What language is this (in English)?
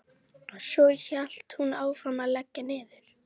Icelandic